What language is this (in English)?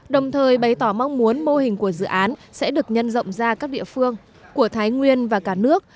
Vietnamese